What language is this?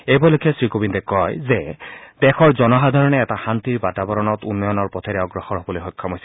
Assamese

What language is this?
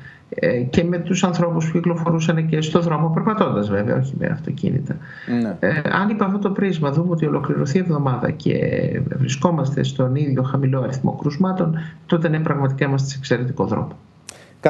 Greek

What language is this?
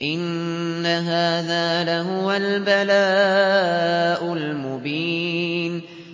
Arabic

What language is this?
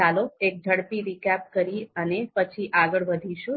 Gujarati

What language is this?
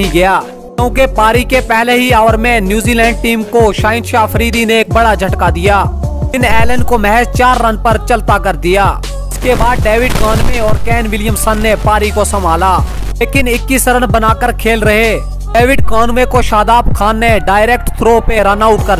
Hindi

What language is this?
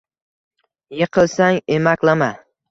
Uzbek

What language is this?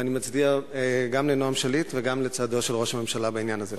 Hebrew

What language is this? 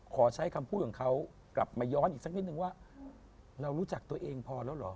Thai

